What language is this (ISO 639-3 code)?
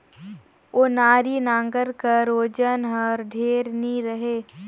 hne